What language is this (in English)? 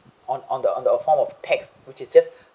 English